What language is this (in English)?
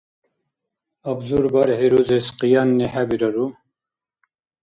Dargwa